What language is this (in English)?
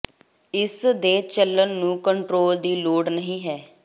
Punjabi